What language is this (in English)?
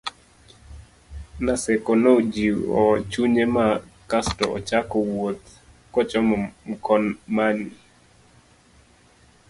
Luo (Kenya and Tanzania)